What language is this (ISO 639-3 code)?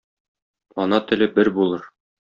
tat